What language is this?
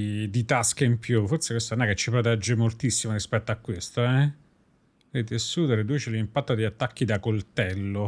Italian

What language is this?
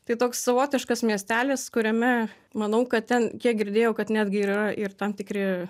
Lithuanian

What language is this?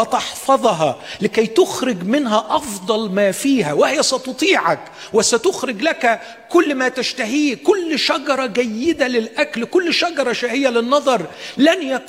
Arabic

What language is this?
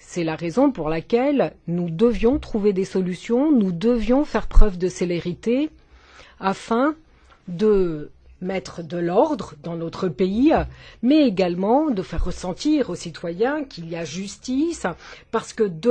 French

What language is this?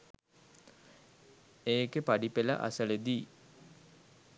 Sinhala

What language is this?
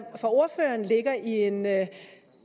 Danish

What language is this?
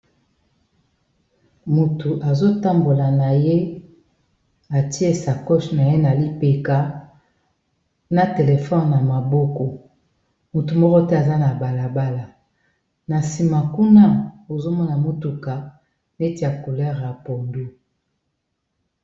Lingala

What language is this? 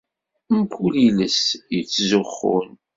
Kabyle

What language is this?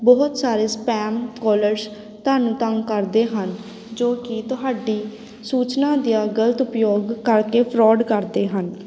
Punjabi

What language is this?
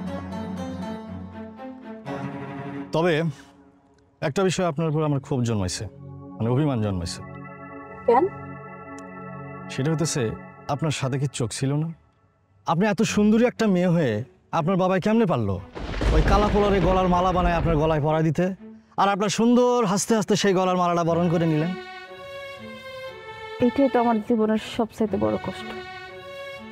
Bangla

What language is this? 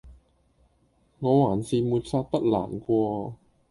Cantonese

